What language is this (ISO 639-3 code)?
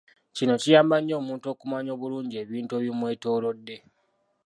lug